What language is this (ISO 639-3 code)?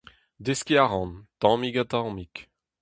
bre